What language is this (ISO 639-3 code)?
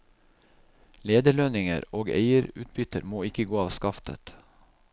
nor